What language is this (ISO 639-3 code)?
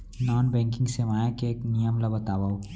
hne